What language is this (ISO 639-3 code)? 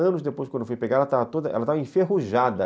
por